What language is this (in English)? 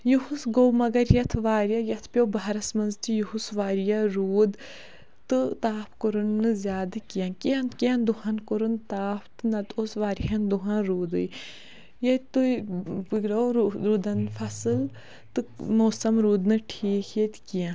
Kashmiri